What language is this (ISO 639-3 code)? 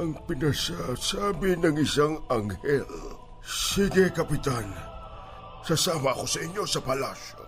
fil